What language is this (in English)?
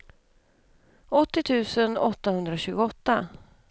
Swedish